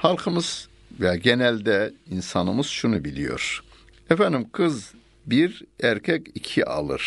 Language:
Turkish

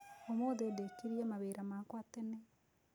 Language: Kikuyu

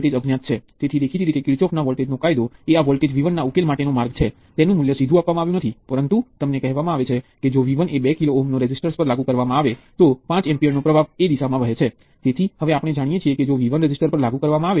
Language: Gujarati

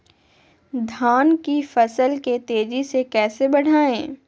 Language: Magahi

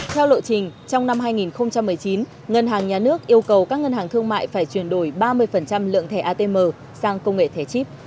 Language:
Vietnamese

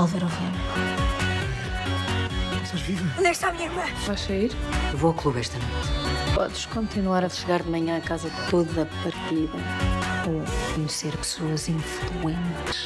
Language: Portuguese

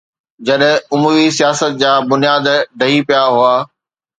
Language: Sindhi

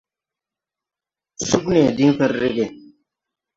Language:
Tupuri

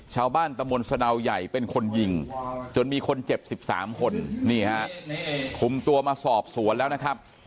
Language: Thai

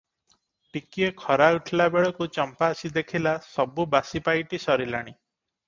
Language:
Odia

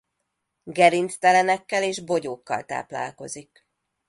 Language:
Hungarian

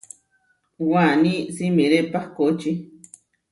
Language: Huarijio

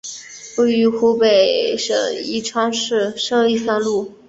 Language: Chinese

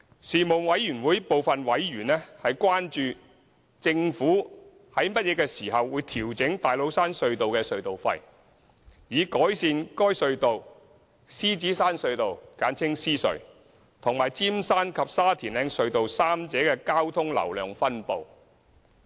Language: Cantonese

